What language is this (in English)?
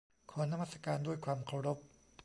Thai